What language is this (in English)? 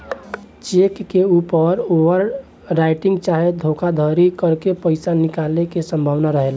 Bhojpuri